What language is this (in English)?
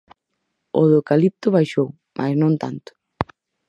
Galician